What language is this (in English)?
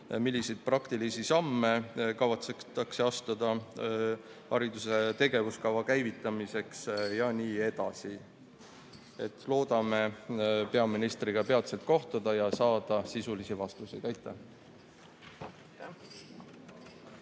Estonian